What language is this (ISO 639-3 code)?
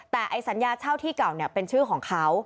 tha